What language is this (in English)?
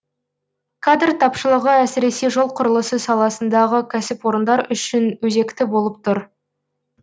Kazakh